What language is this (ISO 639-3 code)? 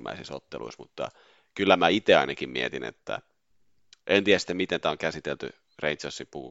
fin